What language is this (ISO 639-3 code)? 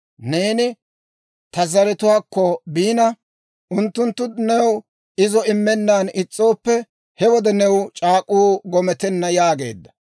dwr